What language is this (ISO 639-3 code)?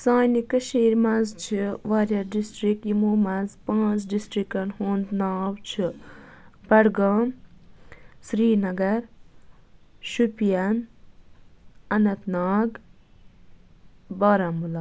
kas